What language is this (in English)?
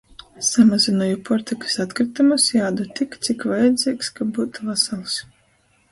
Latgalian